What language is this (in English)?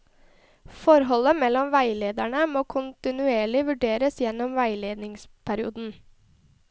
Norwegian